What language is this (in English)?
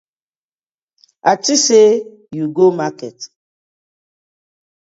Nigerian Pidgin